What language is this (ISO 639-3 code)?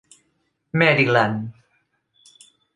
cat